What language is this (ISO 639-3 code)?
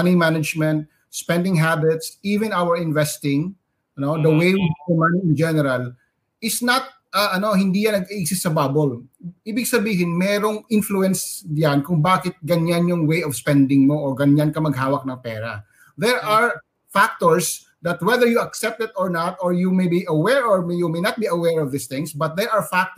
fil